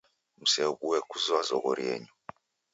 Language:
Taita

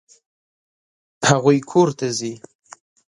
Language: Pashto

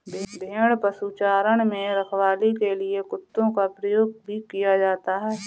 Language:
Hindi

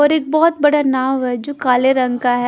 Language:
Hindi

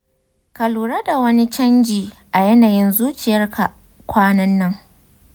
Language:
Hausa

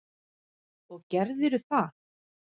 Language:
Icelandic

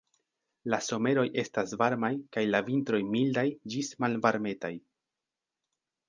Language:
Esperanto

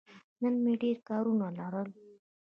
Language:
Pashto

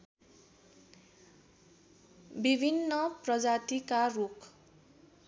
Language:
Nepali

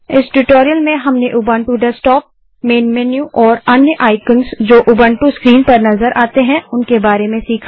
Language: Hindi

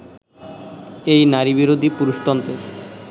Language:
Bangla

